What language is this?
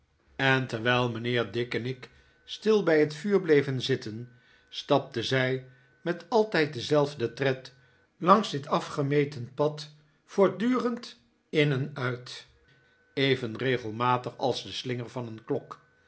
Dutch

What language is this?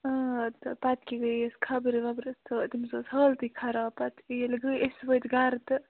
Kashmiri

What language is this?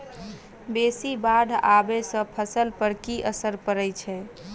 Maithili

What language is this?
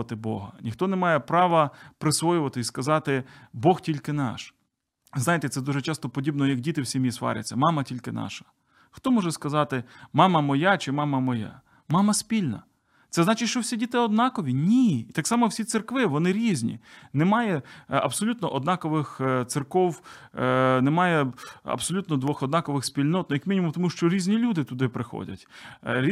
Ukrainian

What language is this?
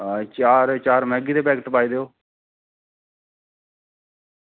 Dogri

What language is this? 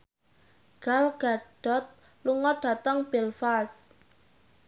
Javanese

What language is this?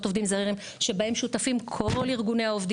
Hebrew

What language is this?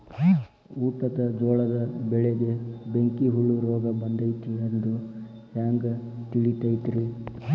Kannada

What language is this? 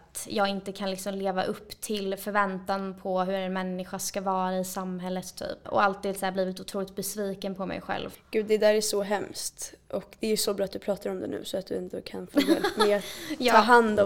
Swedish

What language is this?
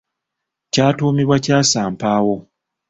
Ganda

